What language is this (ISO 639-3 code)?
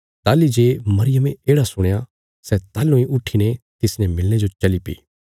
kfs